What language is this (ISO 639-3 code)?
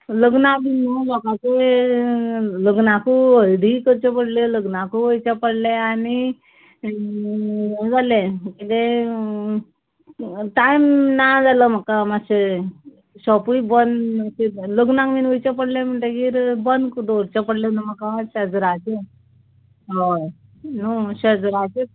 kok